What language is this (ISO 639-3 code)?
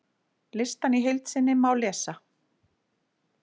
isl